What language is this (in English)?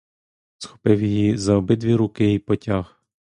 Ukrainian